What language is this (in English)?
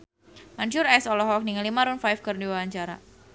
Sundanese